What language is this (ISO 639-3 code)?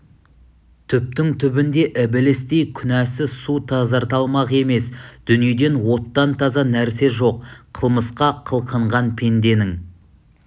kaz